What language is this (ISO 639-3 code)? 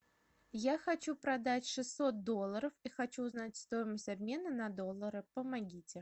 rus